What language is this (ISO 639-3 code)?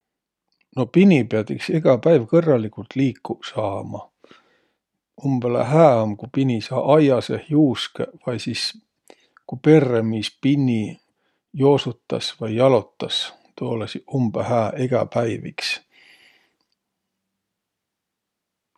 vro